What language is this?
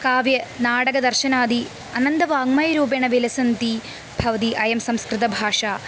Sanskrit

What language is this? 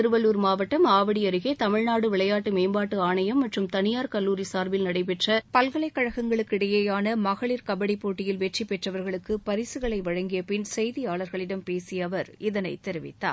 Tamil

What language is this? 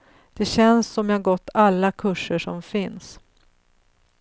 Swedish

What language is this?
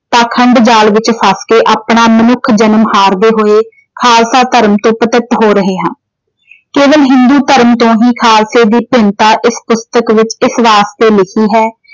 Punjabi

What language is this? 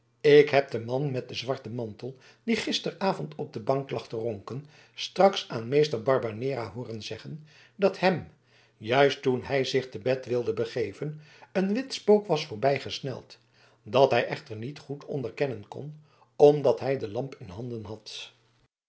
Dutch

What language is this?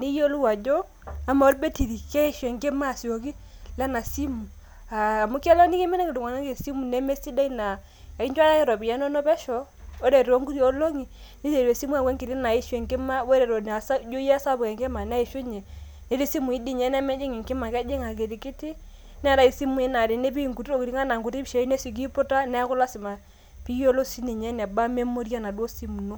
Masai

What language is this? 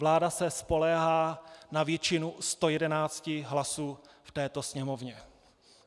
Czech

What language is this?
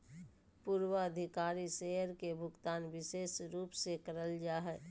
Magahi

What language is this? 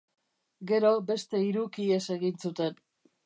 Basque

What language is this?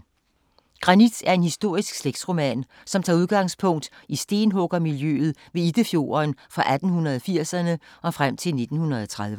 Danish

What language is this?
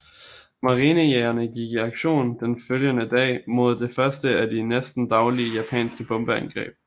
Danish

